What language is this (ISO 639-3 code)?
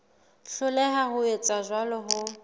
sot